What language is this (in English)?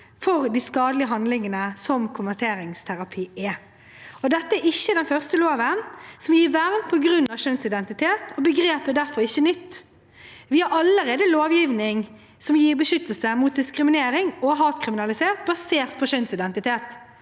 Norwegian